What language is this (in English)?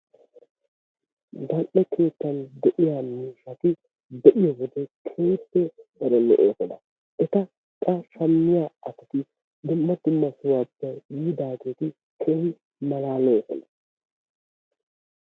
Wolaytta